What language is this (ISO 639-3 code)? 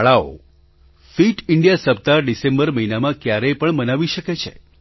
guj